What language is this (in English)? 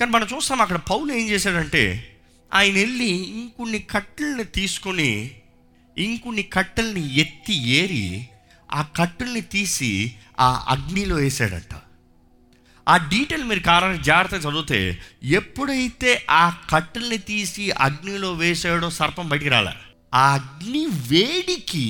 Telugu